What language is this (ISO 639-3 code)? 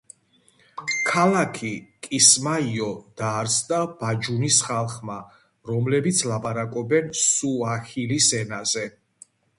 kat